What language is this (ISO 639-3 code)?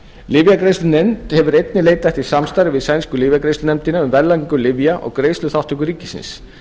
isl